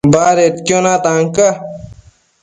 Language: Matsés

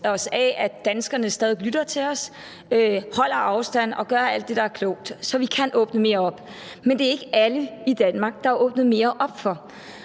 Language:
Danish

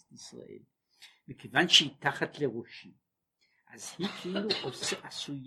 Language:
Hebrew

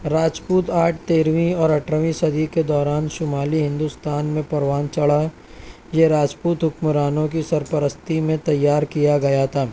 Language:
Urdu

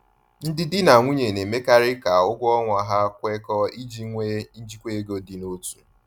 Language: Igbo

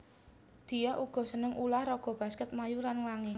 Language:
Javanese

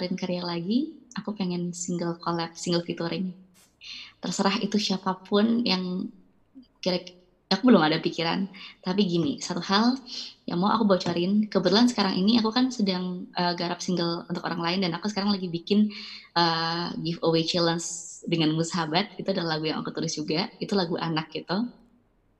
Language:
Indonesian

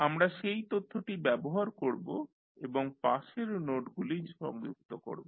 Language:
Bangla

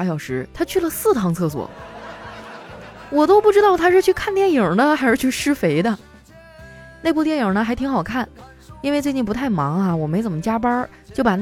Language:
Chinese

